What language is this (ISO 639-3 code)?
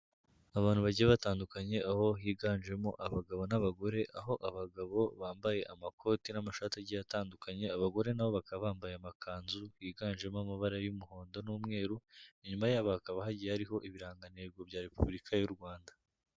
kin